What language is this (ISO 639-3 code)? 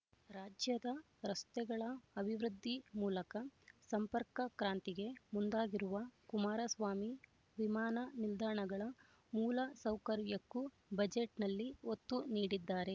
kan